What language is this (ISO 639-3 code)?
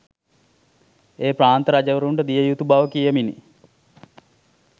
sin